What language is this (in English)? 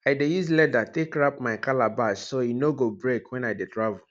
Nigerian Pidgin